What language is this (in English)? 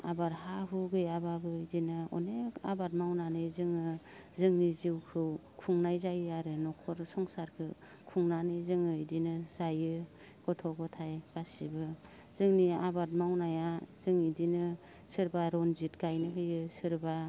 Bodo